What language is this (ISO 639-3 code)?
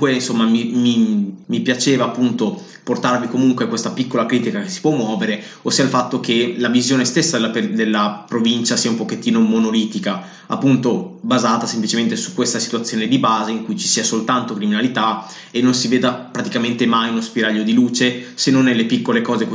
ita